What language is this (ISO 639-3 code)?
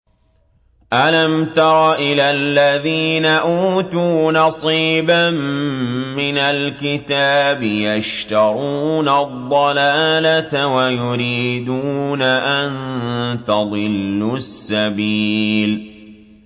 ara